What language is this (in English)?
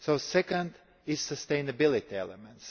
English